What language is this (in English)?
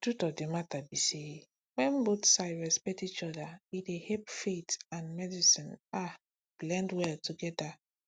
Nigerian Pidgin